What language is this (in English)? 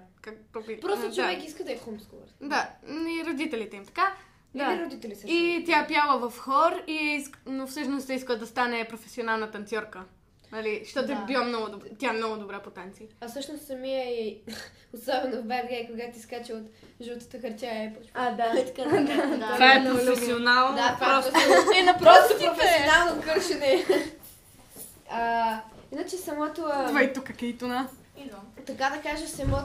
Bulgarian